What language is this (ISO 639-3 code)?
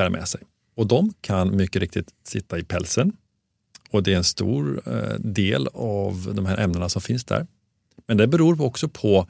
swe